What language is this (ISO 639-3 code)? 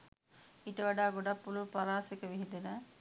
sin